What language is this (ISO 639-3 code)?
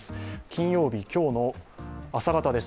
jpn